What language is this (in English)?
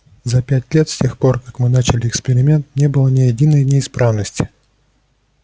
Russian